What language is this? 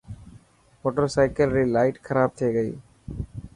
Dhatki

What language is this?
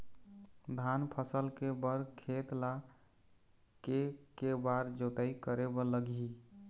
Chhattisgarhi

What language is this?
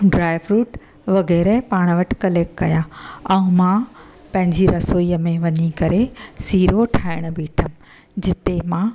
Sindhi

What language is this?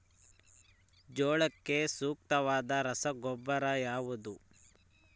Kannada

